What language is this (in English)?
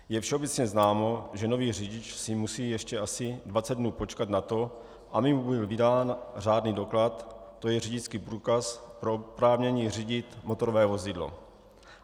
Czech